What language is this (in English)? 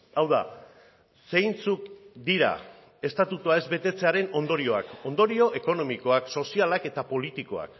Basque